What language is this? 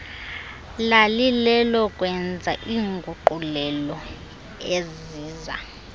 Xhosa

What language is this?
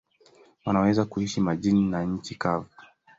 Swahili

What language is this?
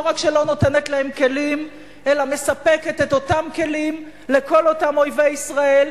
Hebrew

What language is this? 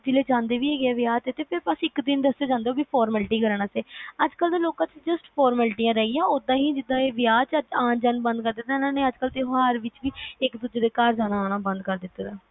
Punjabi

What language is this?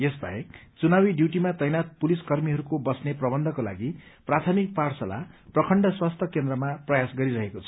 Nepali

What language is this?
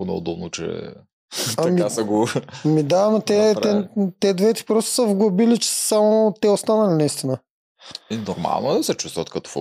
Bulgarian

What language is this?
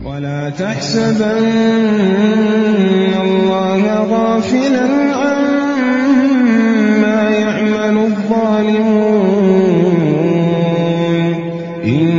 Arabic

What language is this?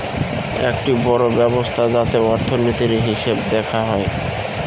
Bangla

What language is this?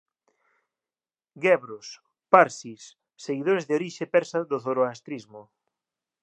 Galician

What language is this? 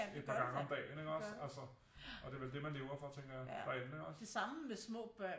Danish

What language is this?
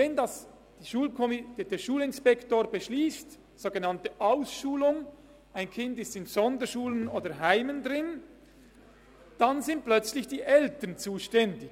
Swiss German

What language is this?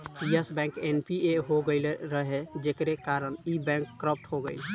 Bhojpuri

